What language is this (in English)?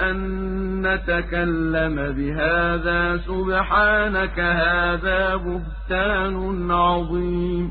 Arabic